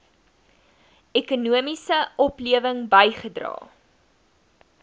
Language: Afrikaans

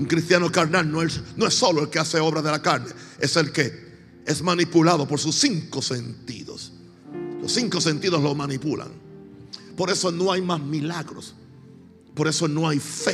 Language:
Spanish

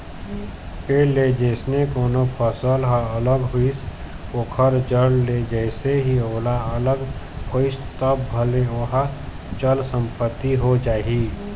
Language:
Chhattisgarhi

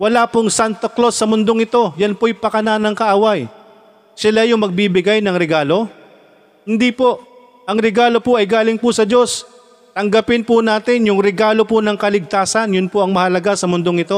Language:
Filipino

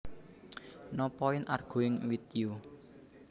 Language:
Javanese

